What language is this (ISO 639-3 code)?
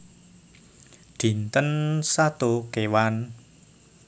jav